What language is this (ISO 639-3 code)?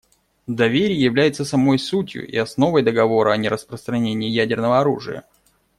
rus